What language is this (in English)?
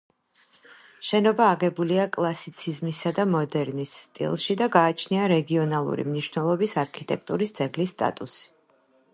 Georgian